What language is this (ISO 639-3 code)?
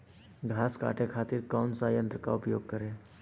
bho